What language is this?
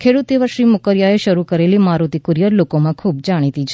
Gujarati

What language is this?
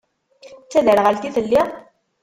Kabyle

